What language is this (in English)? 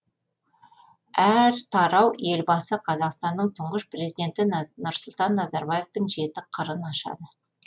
Kazakh